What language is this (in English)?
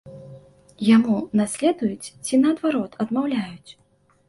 Belarusian